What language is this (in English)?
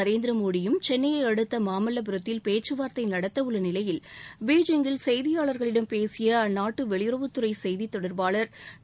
Tamil